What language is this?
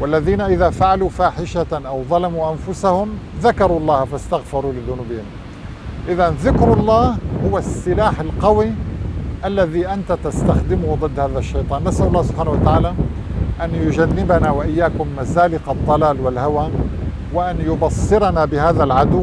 Arabic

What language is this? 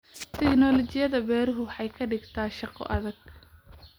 Somali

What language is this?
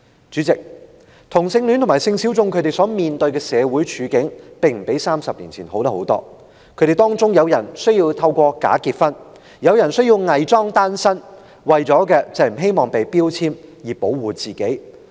Cantonese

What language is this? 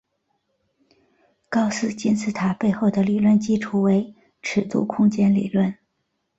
Chinese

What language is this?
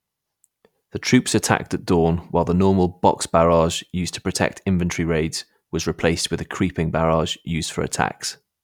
English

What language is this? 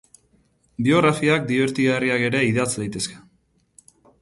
Basque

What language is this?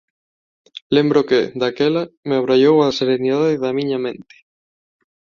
Galician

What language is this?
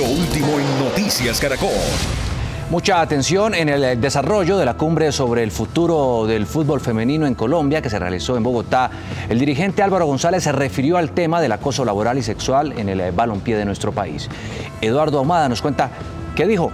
Spanish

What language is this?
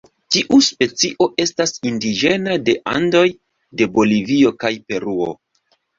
Esperanto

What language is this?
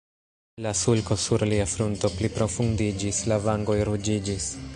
Esperanto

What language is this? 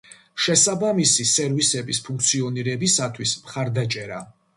Georgian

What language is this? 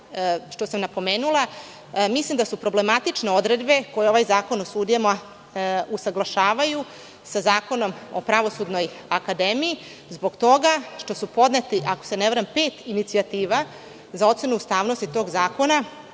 Serbian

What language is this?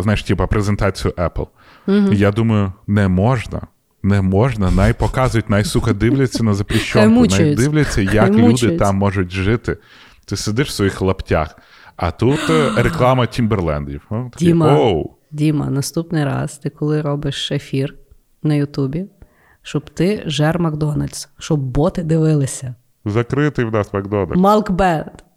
Ukrainian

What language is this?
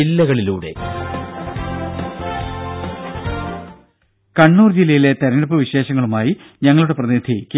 Malayalam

